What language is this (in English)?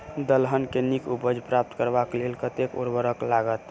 Maithili